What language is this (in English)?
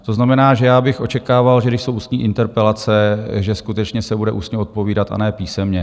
Czech